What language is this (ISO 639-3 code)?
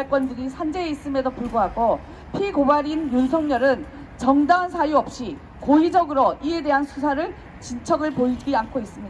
kor